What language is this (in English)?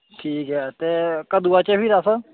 Dogri